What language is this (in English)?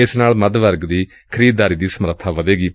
Punjabi